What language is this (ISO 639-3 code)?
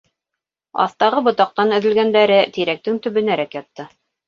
bak